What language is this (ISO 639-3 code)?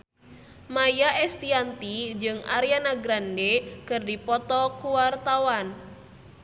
sun